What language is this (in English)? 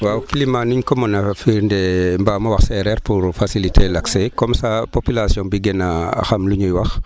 Wolof